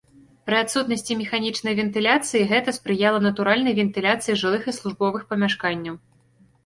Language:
Belarusian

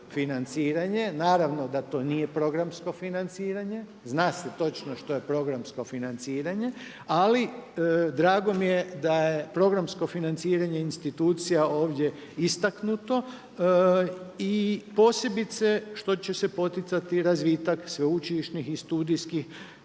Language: Croatian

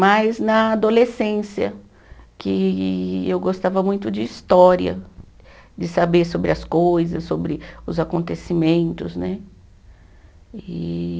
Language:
Portuguese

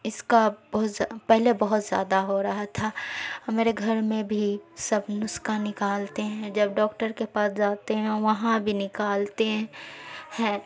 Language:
Urdu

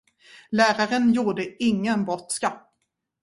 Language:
Swedish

